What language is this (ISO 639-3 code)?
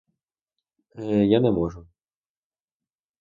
ukr